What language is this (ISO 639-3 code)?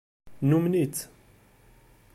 kab